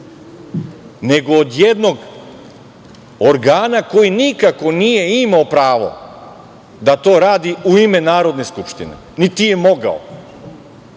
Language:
Serbian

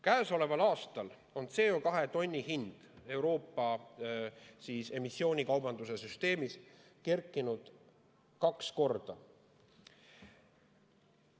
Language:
Estonian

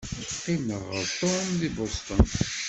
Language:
Kabyle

